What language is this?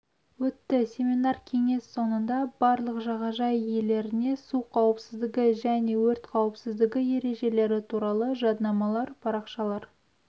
Kazakh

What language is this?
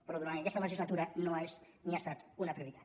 Catalan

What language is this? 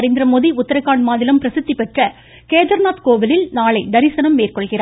Tamil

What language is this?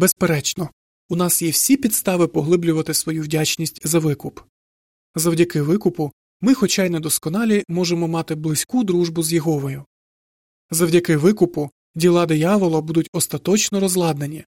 Ukrainian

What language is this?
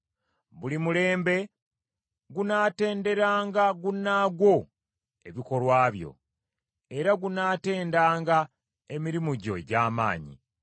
Ganda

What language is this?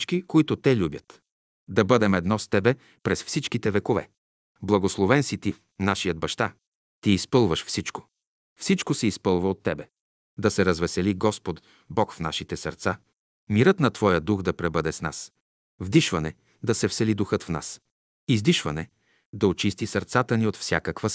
Bulgarian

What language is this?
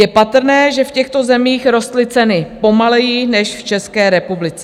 Czech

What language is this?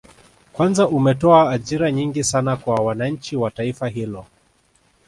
Swahili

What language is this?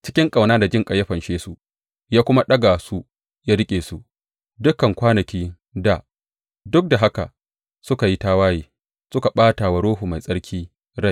Hausa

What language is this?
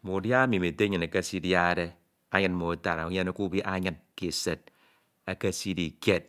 Ito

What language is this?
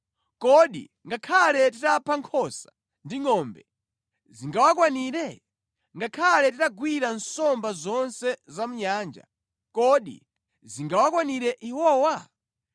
Nyanja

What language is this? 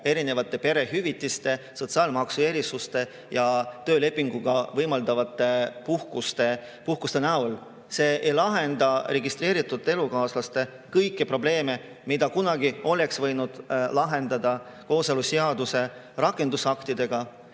Estonian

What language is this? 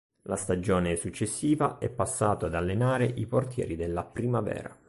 Italian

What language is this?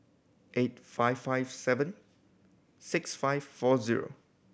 English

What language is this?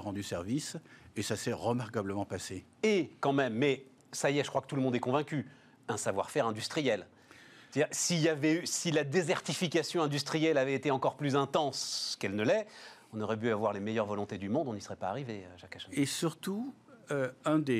French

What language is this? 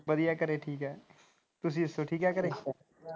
Punjabi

